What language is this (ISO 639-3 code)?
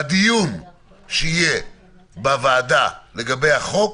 heb